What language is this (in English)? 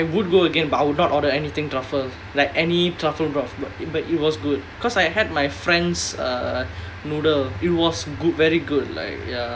English